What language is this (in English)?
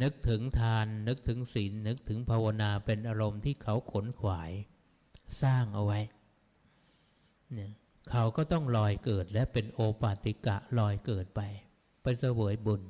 Thai